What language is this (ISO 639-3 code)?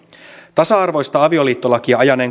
fin